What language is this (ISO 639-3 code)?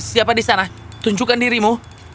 ind